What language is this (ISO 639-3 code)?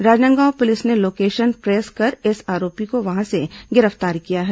hin